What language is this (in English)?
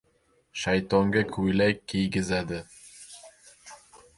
Uzbek